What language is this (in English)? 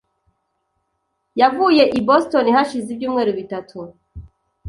Kinyarwanda